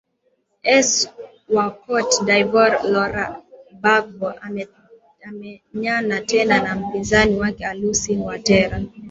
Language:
Swahili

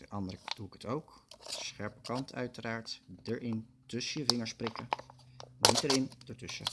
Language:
Dutch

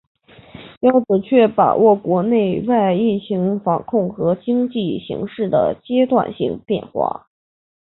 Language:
Chinese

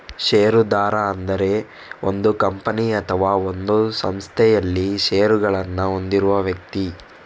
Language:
Kannada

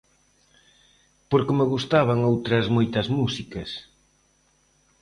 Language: Galician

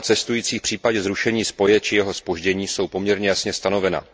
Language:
Czech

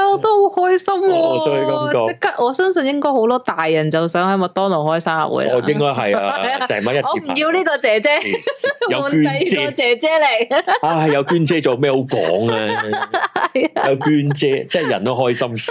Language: Chinese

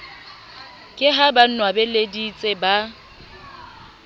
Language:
Southern Sotho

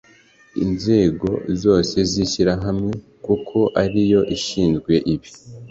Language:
Kinyarwanda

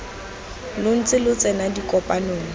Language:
Tswana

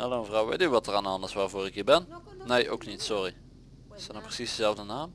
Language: Dutch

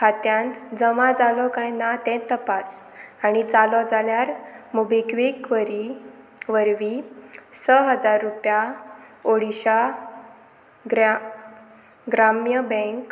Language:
Konkani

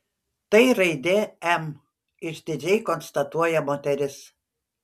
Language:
Lithuanian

